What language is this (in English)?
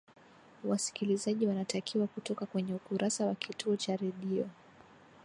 Swahili